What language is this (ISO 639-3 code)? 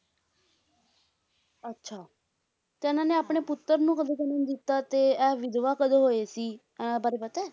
pan